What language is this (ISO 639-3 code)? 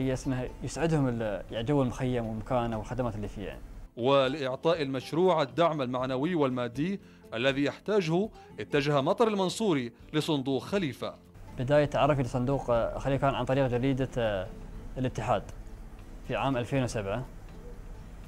ara